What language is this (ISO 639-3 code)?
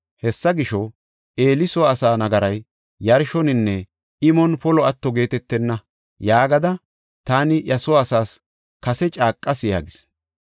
gof